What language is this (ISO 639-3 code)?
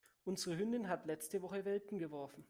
deu